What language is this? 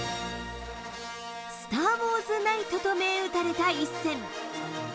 Japanese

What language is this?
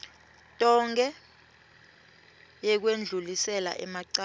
Swati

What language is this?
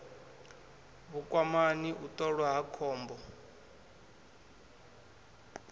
Venda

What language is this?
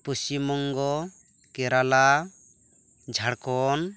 Santali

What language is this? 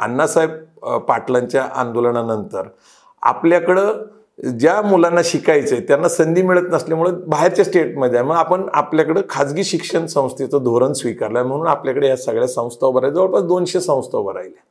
Marathi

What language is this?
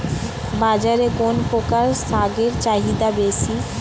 Bangla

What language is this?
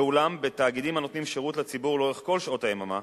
Hebrew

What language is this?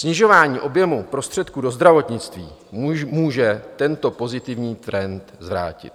Czech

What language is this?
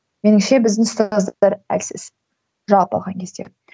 Kazakh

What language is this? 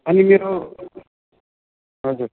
Nepali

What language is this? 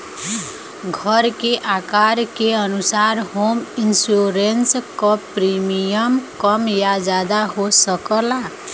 Bhojpuri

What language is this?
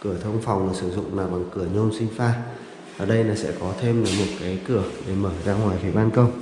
Vietnamese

